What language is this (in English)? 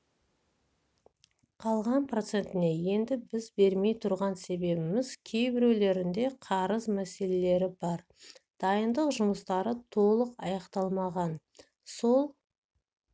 Kazakh